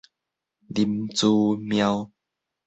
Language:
Min Nan Chinese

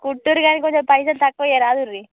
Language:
Telugu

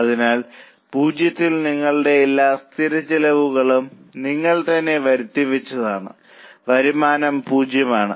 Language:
Malayalam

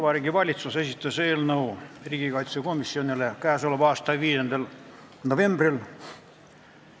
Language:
Estonian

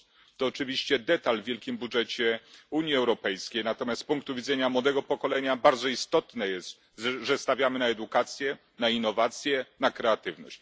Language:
Polish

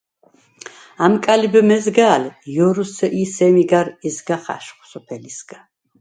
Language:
Svan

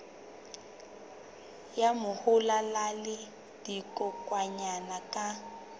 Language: Southern Sotho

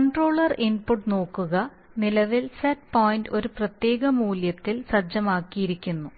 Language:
Malayalam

